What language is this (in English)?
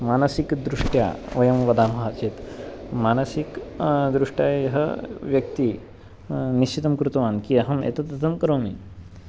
Sanskrit